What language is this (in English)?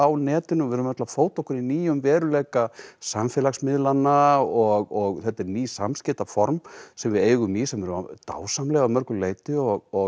Icelandic